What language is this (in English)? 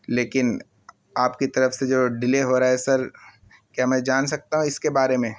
Urdu